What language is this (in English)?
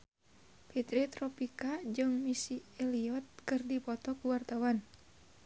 Sundanese